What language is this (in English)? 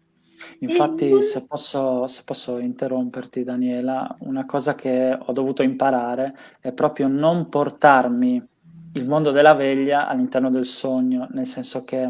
Italian